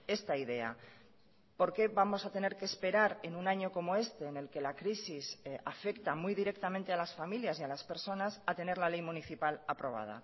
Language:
Spanish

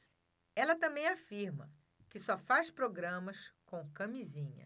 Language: Portuguese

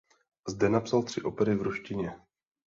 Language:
Czech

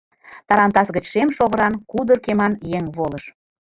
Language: Mari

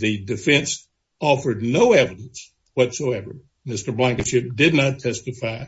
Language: English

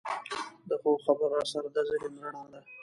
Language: Pashto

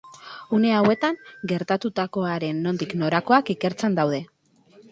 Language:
Basque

